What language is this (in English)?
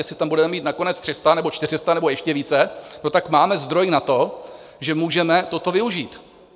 Czech